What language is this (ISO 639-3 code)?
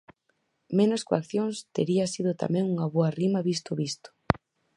glg